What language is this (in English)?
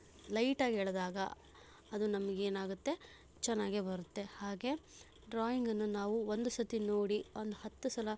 Kannada